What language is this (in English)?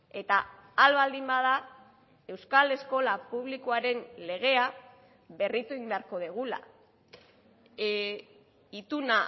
Basque